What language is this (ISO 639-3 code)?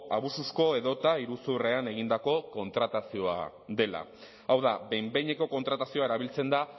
eus